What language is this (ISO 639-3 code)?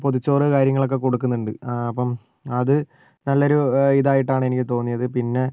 mal